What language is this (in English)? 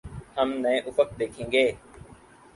Urdu